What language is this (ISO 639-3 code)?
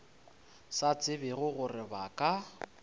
nso